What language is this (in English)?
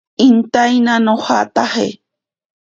Ashéninka Perené